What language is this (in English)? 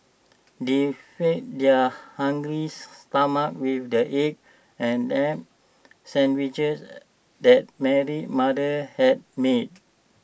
English